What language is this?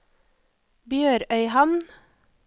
Norwegian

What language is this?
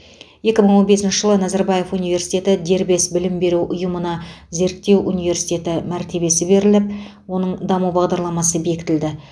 Kazakh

